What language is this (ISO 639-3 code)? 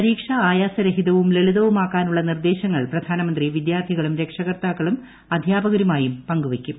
mal